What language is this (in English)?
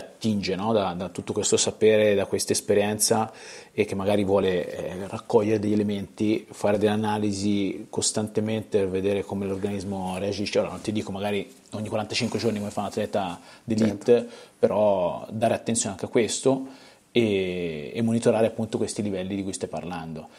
Italian